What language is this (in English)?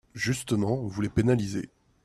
French